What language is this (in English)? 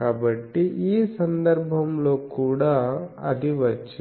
Telugu